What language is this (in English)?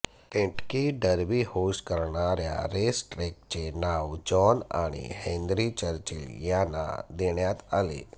Marathi